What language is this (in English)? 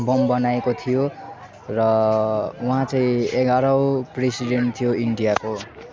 Nepali